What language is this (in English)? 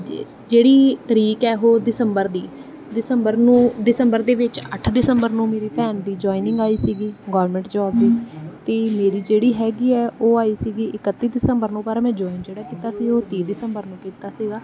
Punjabi